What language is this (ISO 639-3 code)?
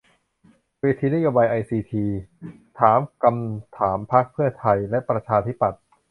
tha